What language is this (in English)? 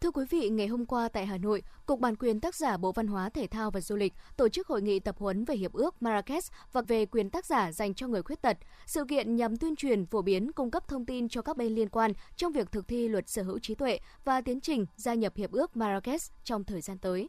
Vietnamese